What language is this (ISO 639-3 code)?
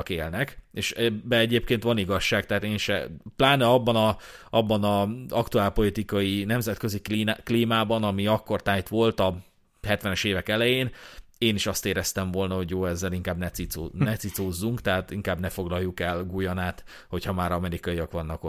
hun